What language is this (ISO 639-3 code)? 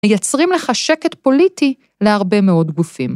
heb